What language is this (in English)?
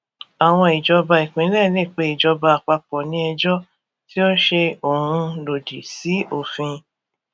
Yoruba